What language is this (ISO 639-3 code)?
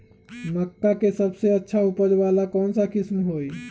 mag